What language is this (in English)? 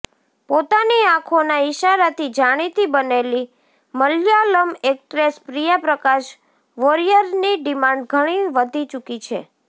Gujarati